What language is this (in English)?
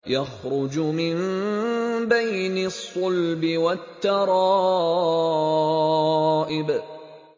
Arabic